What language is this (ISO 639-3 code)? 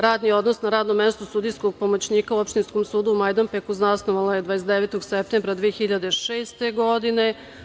srp